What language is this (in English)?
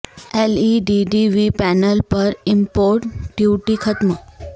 Urdu